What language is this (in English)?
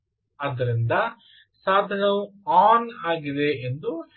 Kannada